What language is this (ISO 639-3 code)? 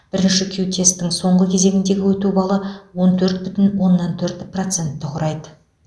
kaz